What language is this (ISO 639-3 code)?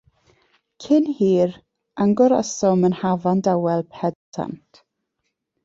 cym